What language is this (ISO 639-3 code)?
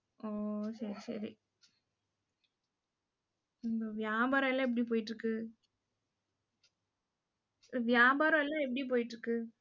tam